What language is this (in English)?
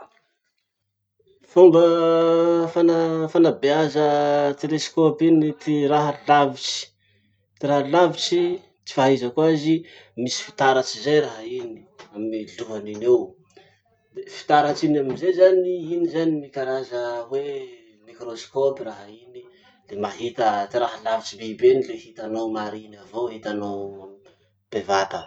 Masikoro Malagasy